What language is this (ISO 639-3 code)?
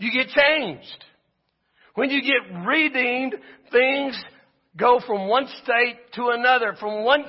eng